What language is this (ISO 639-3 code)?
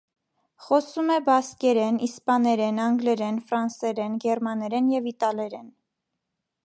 hye